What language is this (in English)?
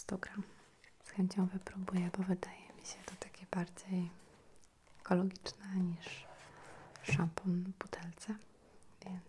Polish